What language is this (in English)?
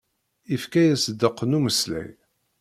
Kabyle